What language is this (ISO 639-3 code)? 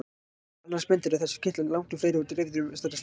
isl